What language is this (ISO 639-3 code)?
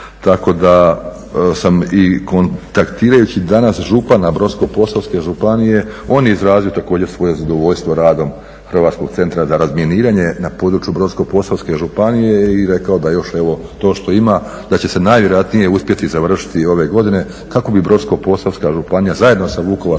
hrv